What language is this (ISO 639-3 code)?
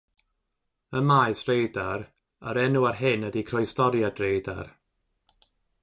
cym